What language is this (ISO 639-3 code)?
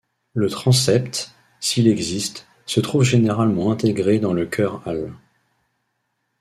fra